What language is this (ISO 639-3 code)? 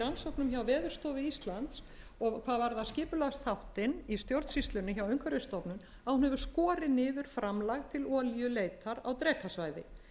isl